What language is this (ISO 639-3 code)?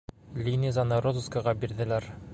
bak